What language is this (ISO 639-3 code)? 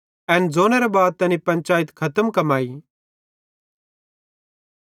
bhd